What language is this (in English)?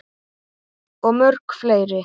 Icelandic